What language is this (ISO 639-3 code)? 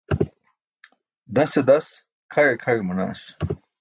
bsk